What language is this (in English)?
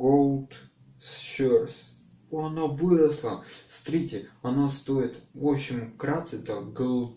Russian